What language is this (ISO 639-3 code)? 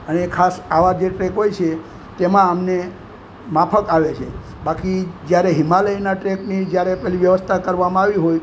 guj